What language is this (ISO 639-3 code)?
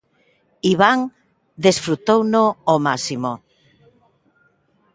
glg